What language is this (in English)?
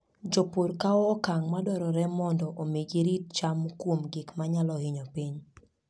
Luo (Kenya and Tanzania)